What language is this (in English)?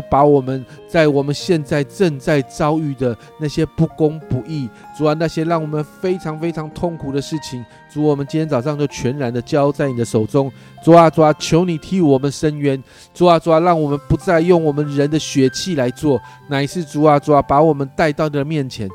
Chinese